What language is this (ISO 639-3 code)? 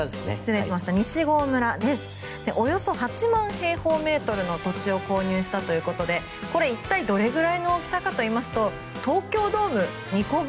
jpn